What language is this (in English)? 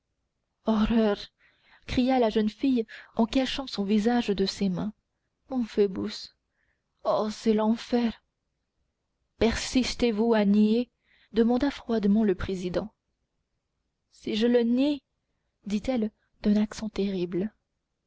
French